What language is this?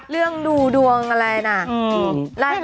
Thai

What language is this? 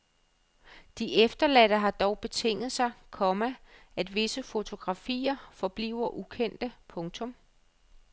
Danish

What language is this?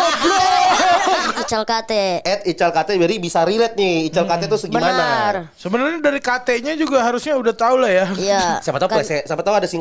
Indonesian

